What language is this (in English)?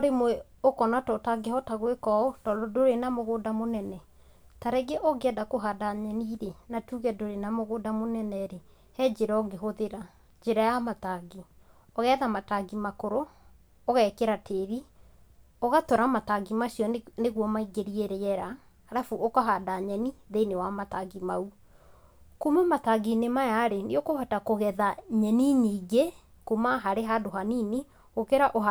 Kikuyu